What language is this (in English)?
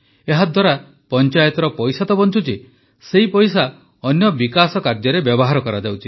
Odia